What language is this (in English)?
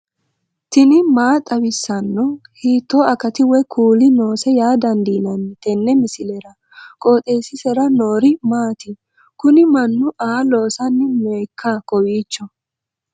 Sidamo